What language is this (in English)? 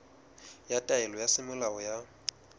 Southern Sotho